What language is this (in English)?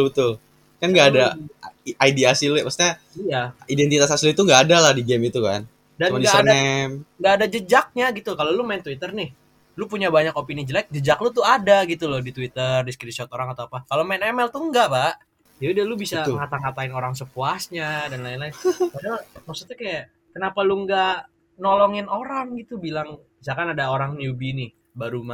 Indonesian